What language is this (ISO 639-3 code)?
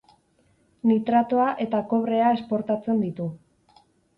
eus